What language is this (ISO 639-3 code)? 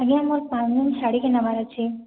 ori